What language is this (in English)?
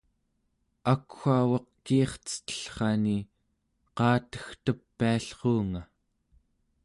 Central Yupik